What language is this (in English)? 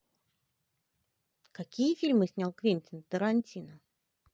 Russian